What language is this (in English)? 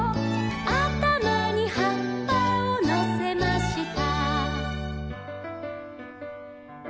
Japanese